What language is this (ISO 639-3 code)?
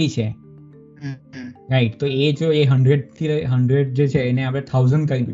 guj